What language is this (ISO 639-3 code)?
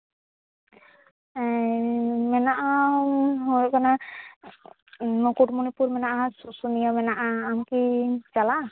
sat